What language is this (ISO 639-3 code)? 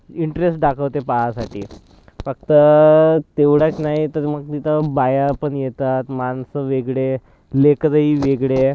mar